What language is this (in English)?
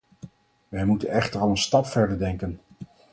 Dutch